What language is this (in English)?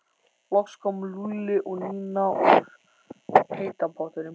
Icelandic